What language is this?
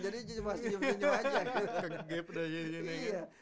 Indonesian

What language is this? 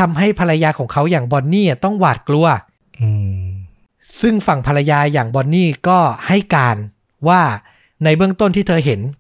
Thai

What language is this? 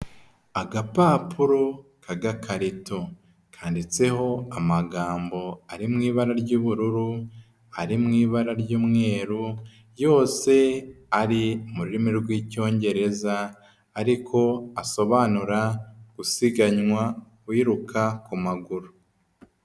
Kinyarwanda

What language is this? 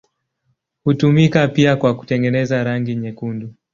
Swahili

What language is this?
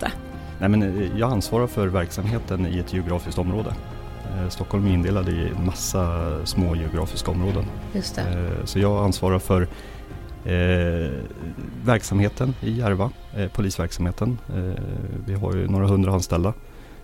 Swedish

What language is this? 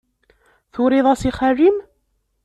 Kabyle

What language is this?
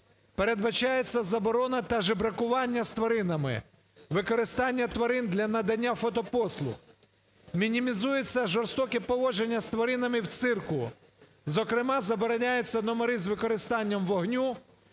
Ukrainian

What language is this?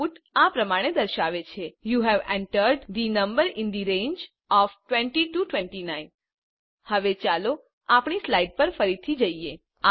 Gujarati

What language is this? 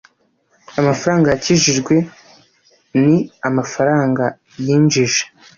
Kinyarwanda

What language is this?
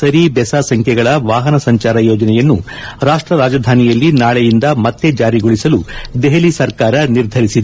Kannada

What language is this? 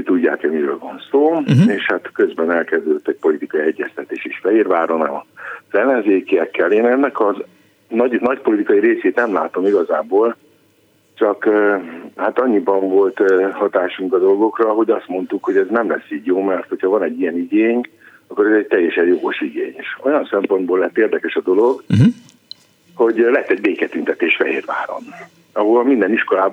Hungarian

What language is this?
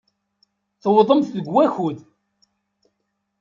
Kabyle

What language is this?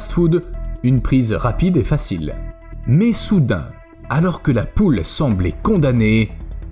French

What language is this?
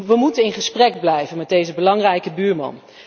Dutch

